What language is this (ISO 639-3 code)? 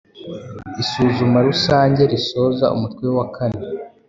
kin